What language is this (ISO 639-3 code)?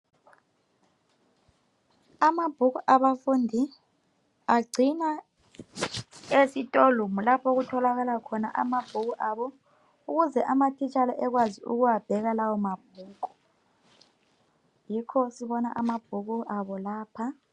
nde